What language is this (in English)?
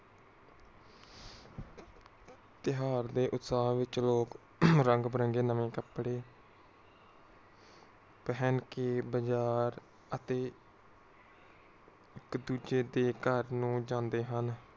Punjabi